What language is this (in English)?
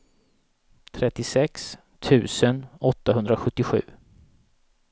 Swedish